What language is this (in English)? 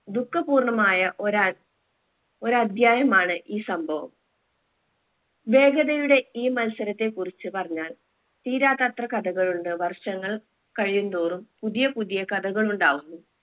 Malayalam